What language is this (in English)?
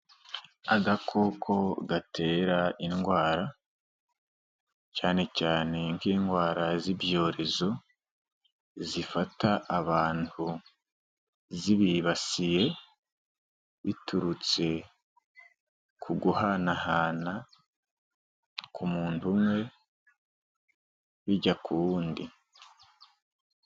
Kinyarwanda